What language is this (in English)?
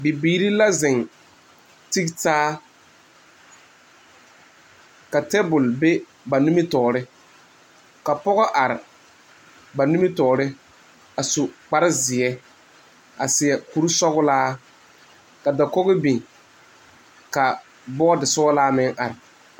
Southern Dagaare